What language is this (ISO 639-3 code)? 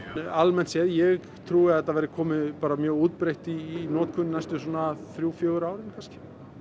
isl